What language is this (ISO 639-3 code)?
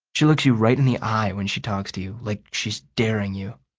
eng